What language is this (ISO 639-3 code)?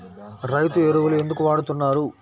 tel